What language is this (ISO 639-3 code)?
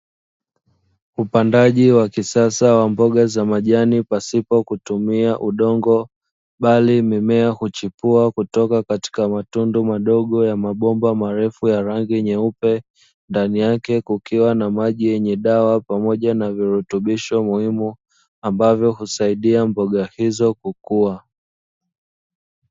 swa